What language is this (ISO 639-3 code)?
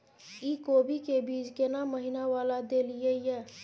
mai